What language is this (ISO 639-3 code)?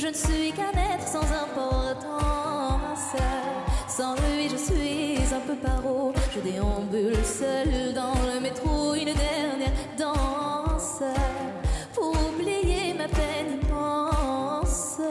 fra